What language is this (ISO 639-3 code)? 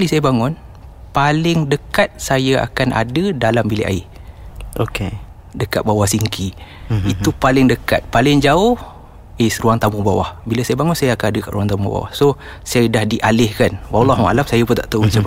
msa